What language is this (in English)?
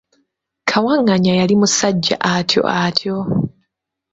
Ganda